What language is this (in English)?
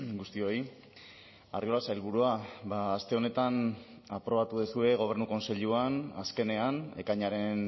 Basque